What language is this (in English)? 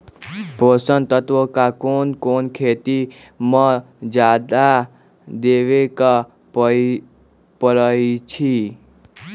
Magahi